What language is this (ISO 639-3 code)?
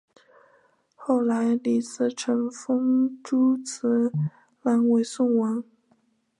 zho